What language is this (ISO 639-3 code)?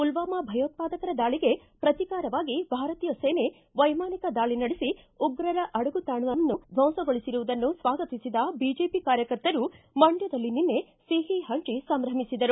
kan